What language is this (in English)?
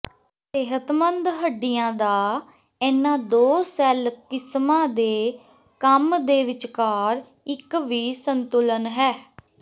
Punjabi